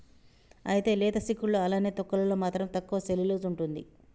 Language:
Telugu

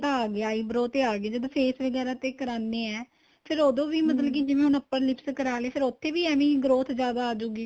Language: Punjabi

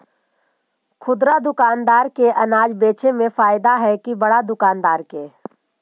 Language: Magahi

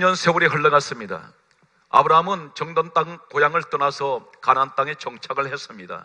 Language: Korean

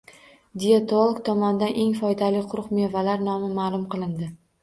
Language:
Uzbek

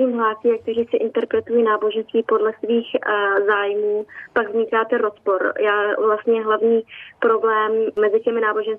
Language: Czech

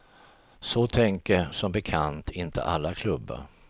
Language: Swedish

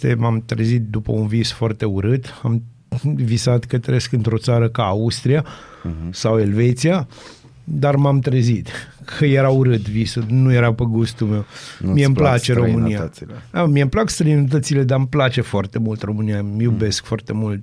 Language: Romanian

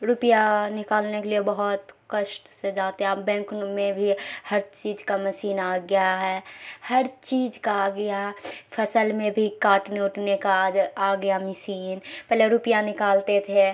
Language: Urdu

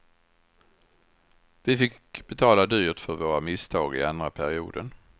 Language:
Swedish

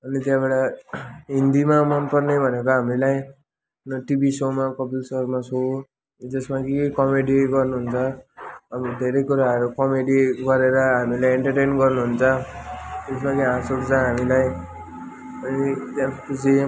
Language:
Nepali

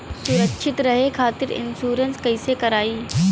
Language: Bhojpuri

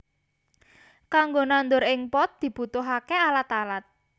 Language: Javanese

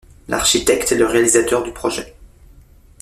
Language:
French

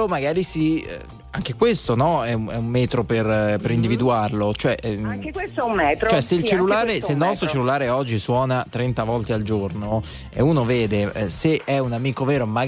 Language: Italian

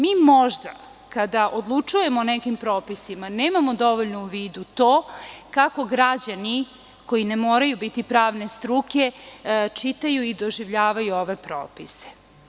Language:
Serbian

